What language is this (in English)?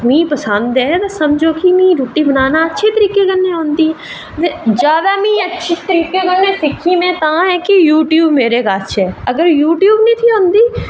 Dogri